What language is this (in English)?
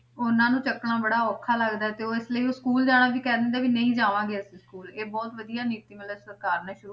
Punjabi